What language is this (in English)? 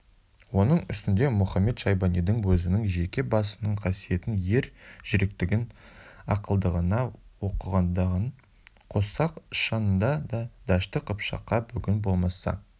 Kazakh